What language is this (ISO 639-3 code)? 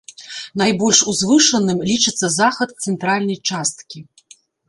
bel